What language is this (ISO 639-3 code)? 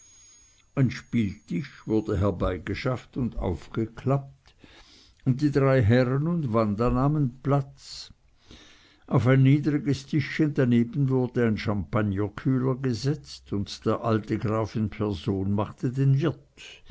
deu